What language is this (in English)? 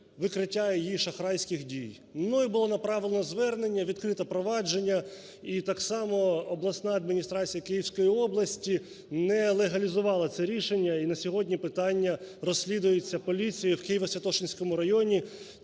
Ukrainian